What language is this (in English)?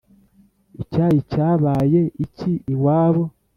Kinyarwanda